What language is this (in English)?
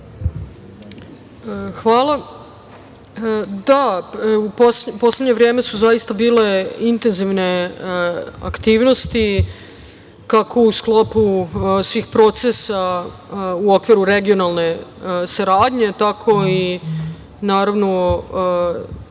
Serbian